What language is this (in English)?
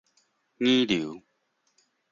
Min Nan Chinese